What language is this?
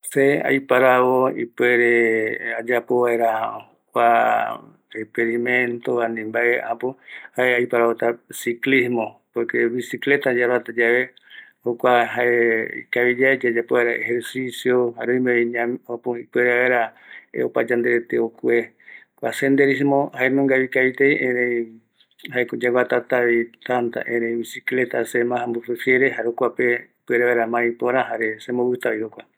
Eastern Bolivian Guaraní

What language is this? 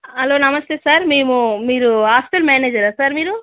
Telugu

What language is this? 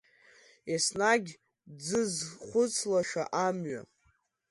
Abkhazian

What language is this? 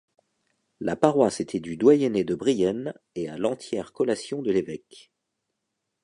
French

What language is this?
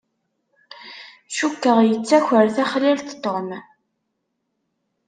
Kabyle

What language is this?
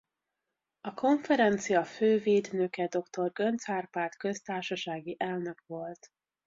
Hungarian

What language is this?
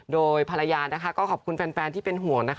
Thai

